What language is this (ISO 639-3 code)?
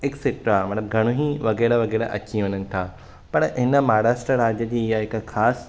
snd